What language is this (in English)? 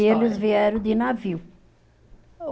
Portuguese